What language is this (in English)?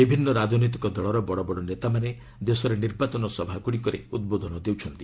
Odia